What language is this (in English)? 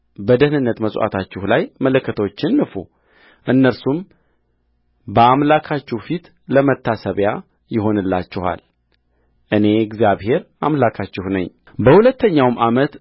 Amharic